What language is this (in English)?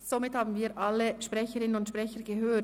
Swiss German